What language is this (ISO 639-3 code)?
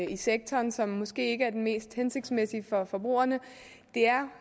dan